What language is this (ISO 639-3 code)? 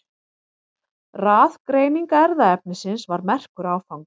isl